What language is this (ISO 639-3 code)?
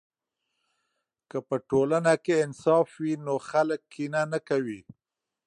pus